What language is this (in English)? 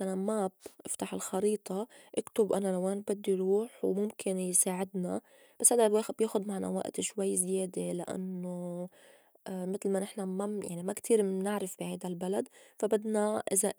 North Levantine Arabic